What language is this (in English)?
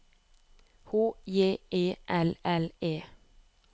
Norwegian